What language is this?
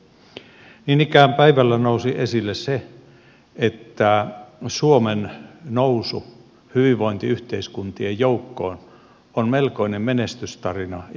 Finnish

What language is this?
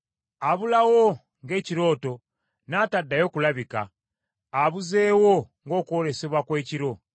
Ganda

